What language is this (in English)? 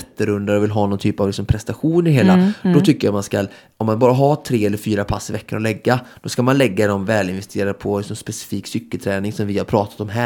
Swedish